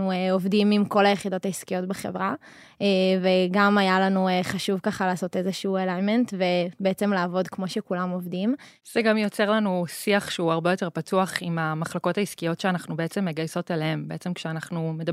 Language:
Hebrew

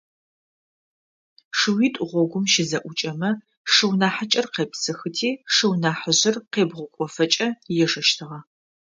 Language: Adyghe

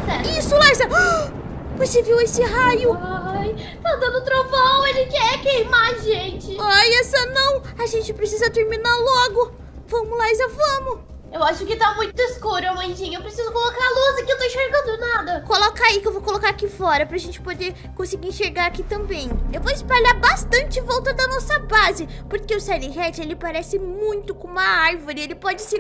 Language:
Portuguese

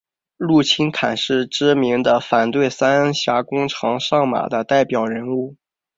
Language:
Chinese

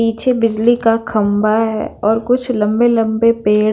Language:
Hindi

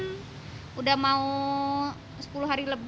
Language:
Indonesian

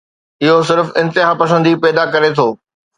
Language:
Sindhi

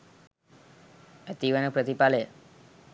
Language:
Sinhala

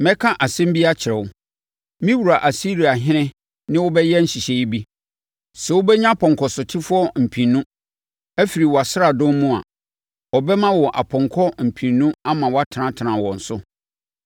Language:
Akan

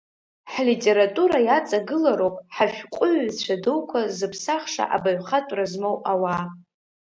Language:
Abkhazian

